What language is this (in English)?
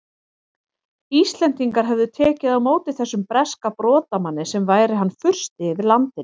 Icelandic